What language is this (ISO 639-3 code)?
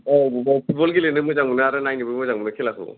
brx